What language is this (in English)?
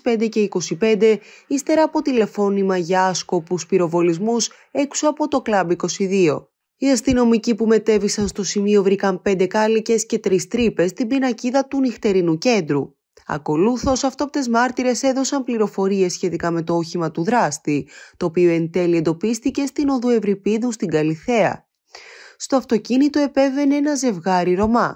Greek